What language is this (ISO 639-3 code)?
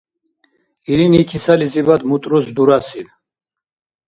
dar